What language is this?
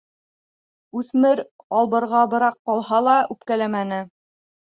Bashkir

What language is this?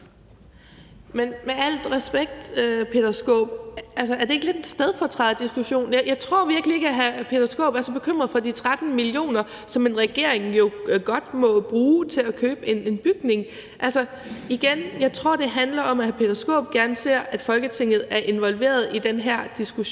Danish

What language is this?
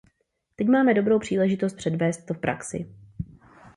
Czech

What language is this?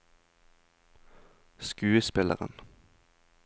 Norwegian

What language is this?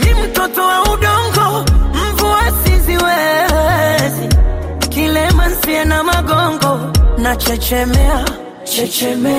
Swahili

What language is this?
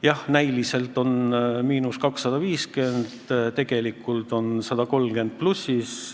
Estonian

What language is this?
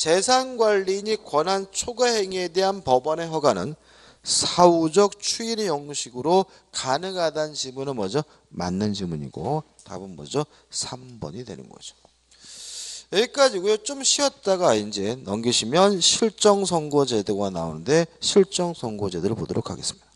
Korean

